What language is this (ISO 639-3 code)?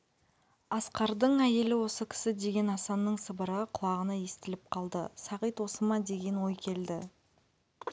kaz